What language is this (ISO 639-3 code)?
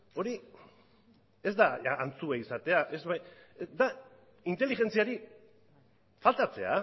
eus